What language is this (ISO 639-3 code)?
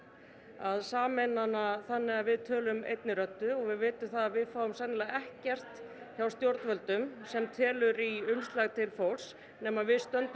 isl